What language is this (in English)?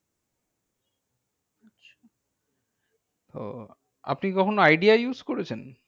Bangla